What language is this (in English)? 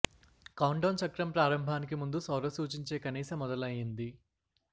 Telugu